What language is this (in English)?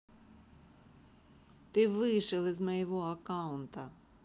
Russian